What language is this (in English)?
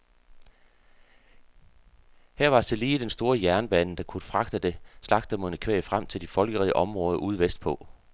Danish